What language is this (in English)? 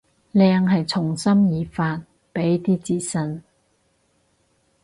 Cantonese